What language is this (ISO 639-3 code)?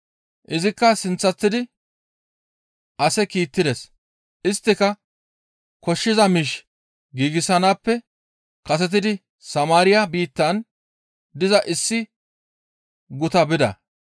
gmv